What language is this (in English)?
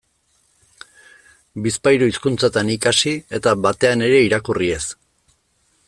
Basque